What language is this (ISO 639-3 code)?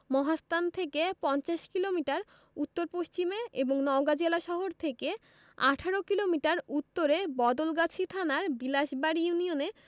ben